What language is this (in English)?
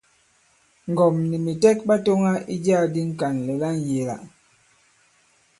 Bankon